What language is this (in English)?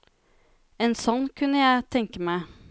Norwegian